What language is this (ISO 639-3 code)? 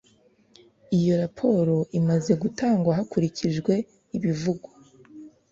kin